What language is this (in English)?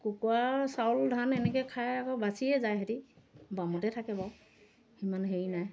Assamese